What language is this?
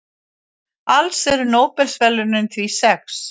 Icelandic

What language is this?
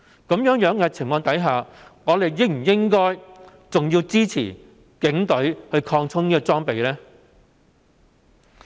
Cantonese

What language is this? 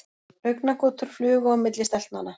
Icelandic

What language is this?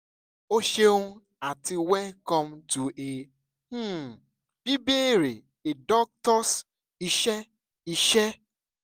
Yoruba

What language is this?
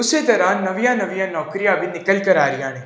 Punjabi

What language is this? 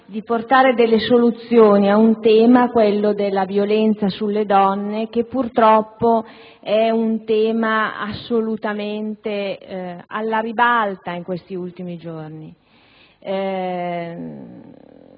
Italian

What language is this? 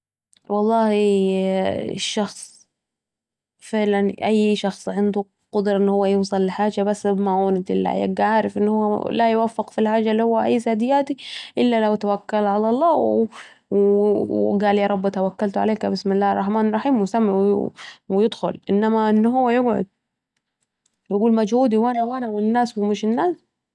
Saidi Arabic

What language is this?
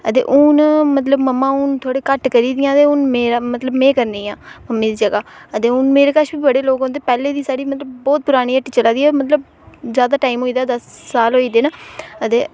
Dogri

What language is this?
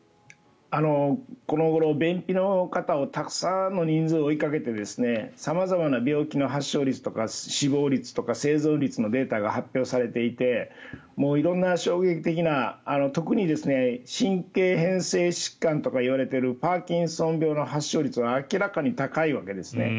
Japanese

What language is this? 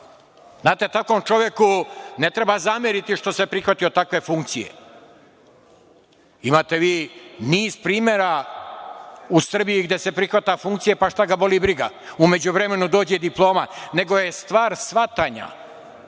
Serbian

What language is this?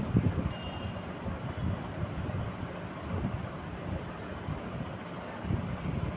Maithili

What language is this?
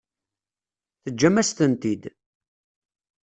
Kabyle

